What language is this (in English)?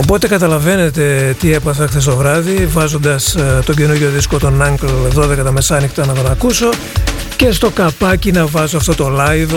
Greek